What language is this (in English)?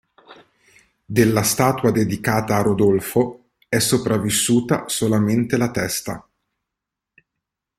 Italian